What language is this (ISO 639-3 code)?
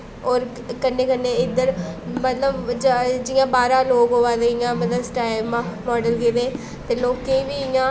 doi